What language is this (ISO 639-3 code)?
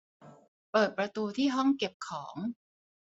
tha